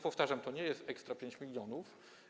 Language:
Polish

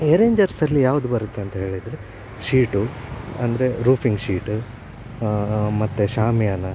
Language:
Kannada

